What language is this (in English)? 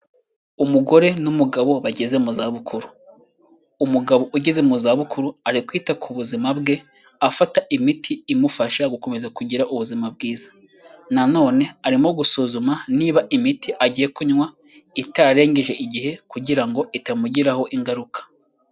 Kinyarwanda